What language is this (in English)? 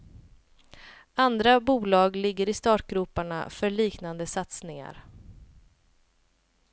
Swedish